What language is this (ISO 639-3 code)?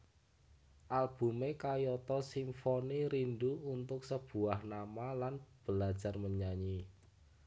jav